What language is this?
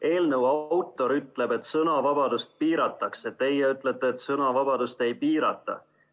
Estonian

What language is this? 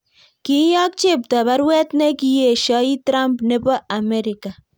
Kalenjin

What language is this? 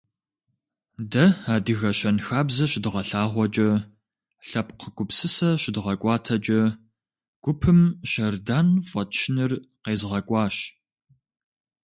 Kabardian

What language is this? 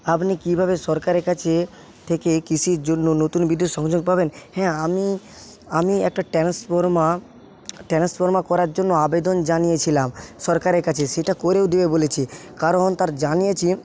Bangla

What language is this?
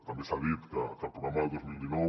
Catalan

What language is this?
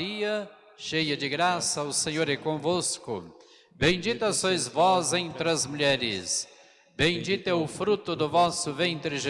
Portuguese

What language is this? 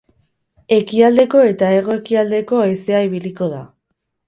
Basque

